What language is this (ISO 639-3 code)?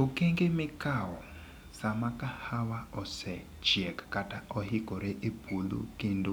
luo